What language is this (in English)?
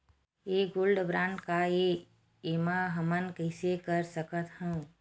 Chhattisgarhi